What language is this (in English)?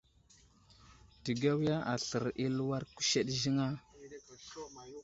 Wuzlam